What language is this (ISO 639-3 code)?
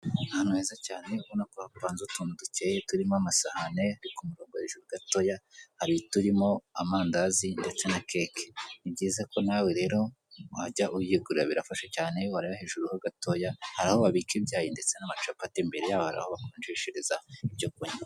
kin